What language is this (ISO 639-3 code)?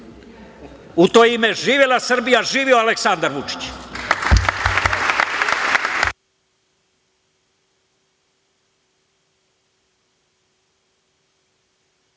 srp